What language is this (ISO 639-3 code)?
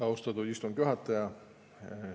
est